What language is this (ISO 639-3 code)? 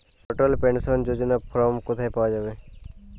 ben